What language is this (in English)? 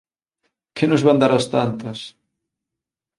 Galician